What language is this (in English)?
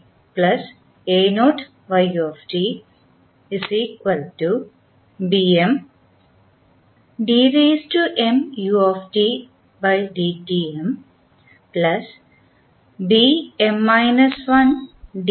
Malayalam